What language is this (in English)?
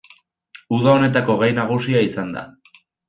Basque